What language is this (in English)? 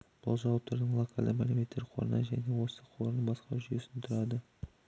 Kazakh